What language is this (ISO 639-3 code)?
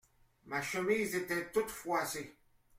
fra